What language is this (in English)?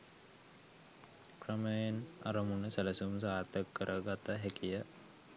Sinhala